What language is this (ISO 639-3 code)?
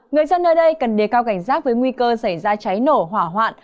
vie